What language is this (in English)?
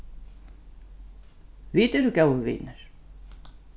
Faroese